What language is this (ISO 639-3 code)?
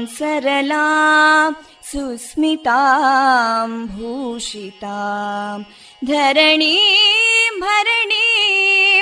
kan